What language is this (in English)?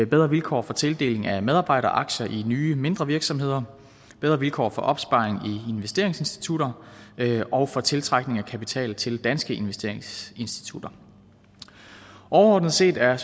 Danish